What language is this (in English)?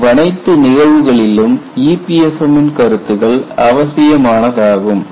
Tamil